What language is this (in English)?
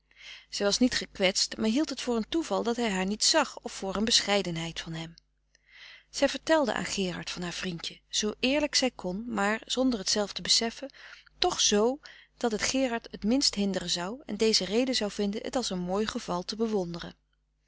Dutch